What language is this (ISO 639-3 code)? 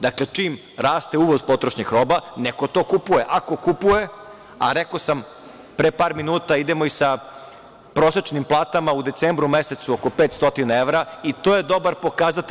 srp